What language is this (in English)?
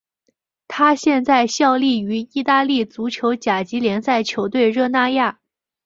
Chinese